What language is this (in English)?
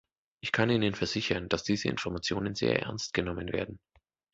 German